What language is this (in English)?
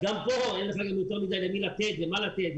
Hebrew